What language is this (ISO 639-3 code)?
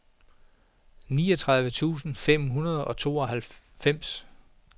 dan